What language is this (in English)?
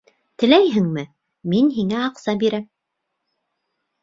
Bashkir